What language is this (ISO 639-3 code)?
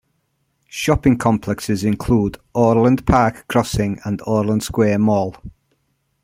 eng